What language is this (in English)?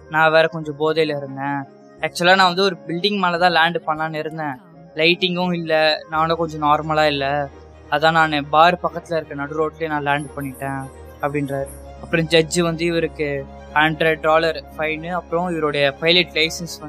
Tamil